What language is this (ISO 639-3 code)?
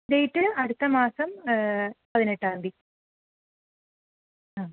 mal